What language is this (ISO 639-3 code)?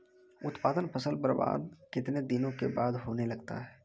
mai